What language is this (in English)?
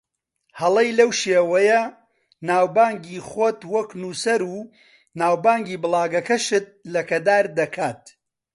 Central Kurdish